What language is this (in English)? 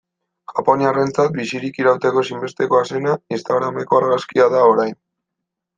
Basque